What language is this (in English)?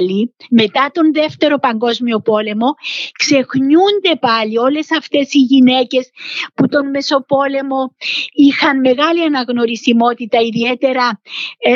Greek